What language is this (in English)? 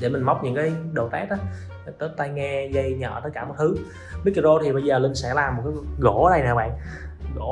Vietnamese